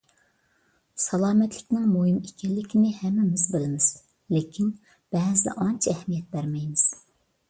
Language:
Uyghur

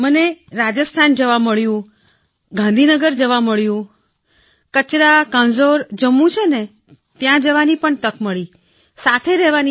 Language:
Gujarati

